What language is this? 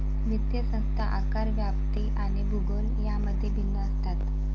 Marathi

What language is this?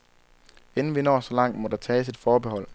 Danish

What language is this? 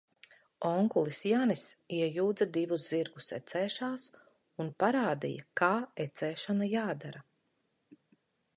Latvian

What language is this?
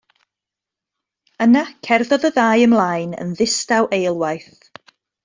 Welsh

